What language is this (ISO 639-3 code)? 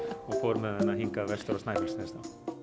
isl